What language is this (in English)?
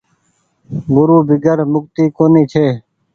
Goaria